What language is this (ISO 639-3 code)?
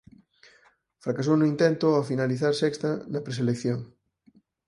glg